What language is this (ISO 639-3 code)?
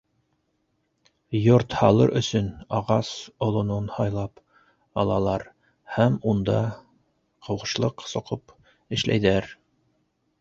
bak